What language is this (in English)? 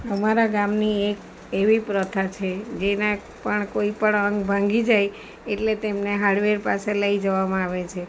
Gujarati